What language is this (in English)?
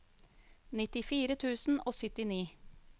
Norwegian